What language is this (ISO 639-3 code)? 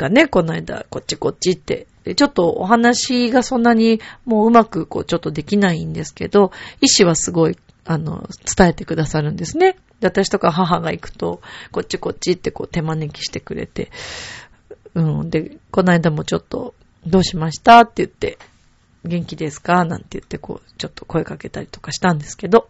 jpn